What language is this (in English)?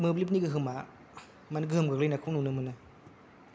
Bodo